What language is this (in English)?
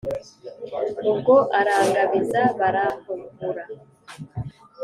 Kinyarwanda